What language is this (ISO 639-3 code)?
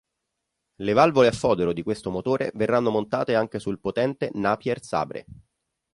ita